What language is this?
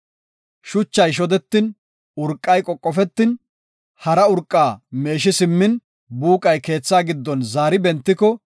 Gofa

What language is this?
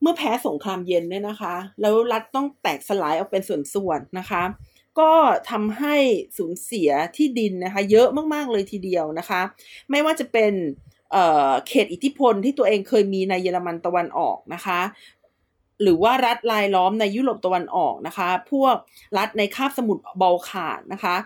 Thai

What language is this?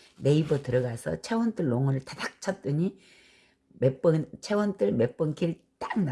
Korean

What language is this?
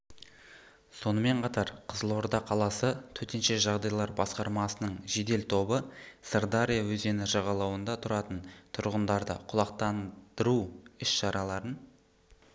Kazakh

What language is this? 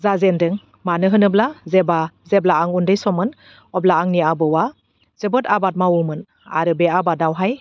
Bodo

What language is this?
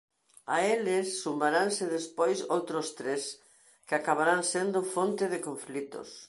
Galician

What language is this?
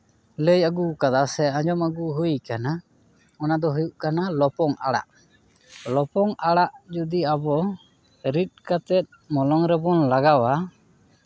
Santali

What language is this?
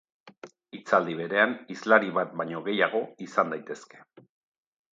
Basque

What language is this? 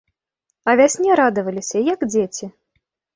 Belarusian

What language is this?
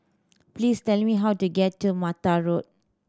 English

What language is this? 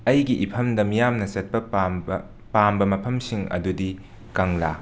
Manipuri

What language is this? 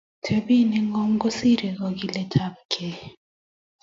Kalenjin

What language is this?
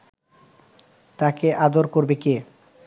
Bangla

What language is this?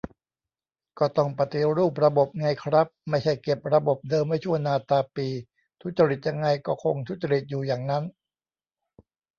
Thai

